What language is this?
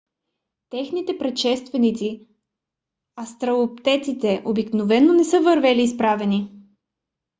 Bulgarian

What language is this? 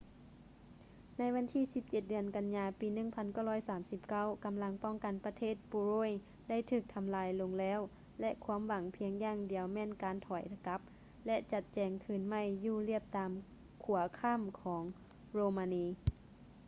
Lao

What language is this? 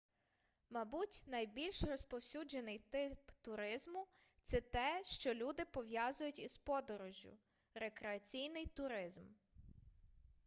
Ukrainian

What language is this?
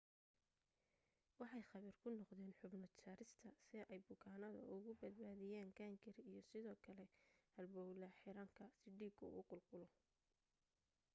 Somali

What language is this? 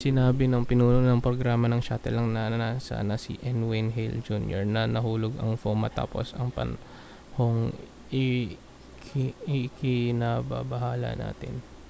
Filipino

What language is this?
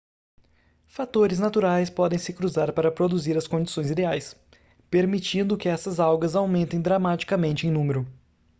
Portuguese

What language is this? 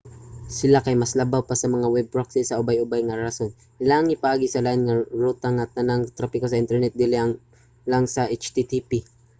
Cebuano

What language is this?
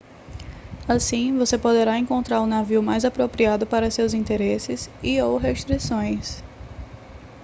Portuguese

